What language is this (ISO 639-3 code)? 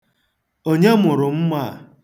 ibo